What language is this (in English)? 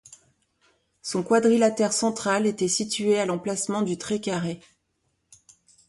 French